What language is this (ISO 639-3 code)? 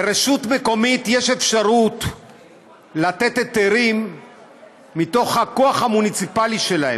heb